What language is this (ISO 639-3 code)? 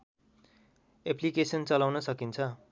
nep